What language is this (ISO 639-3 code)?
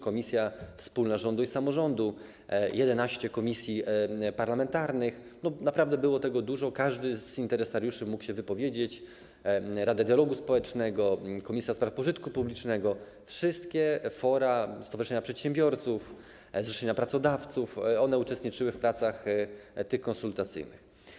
pol